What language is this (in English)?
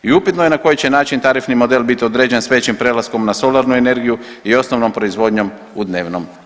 Croatian